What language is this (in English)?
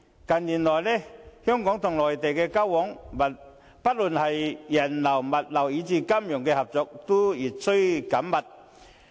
Cantonese